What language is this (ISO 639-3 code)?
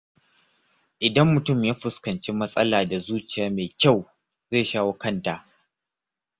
hau